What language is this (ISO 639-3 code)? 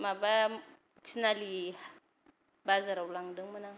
brx